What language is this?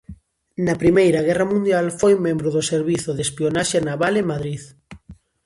Galician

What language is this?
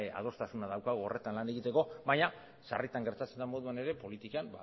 Basque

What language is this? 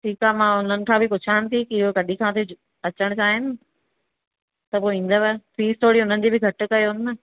Sindhi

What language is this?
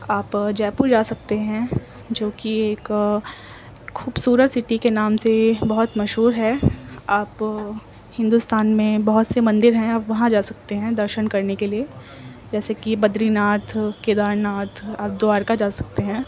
Urdu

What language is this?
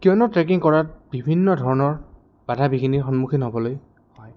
Assamese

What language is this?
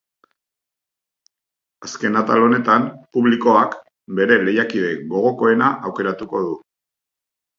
Basque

